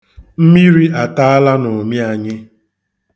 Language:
Igbo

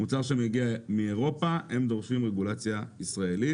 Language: Hebrew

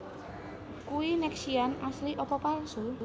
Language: Javanese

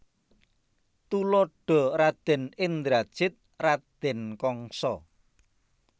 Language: Javanese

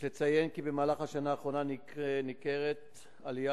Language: Hebrew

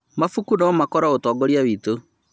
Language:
Kikuyu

